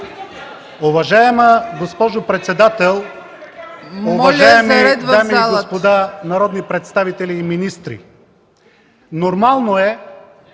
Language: Bulgarian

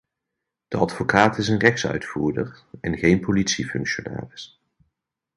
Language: Dutch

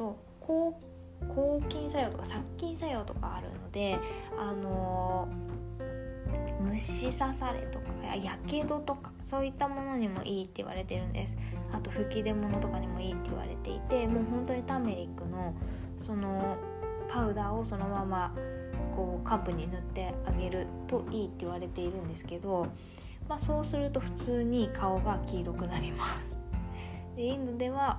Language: Japanese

